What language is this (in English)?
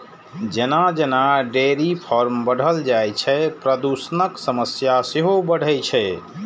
Maithili